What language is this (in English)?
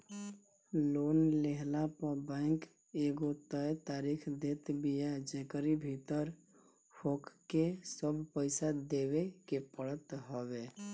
Bhojpuri